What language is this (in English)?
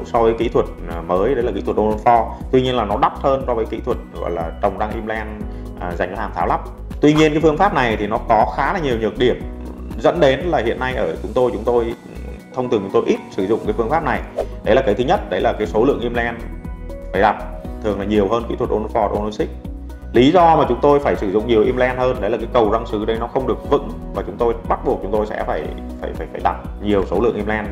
Vietnamese